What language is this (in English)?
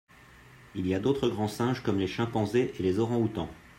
French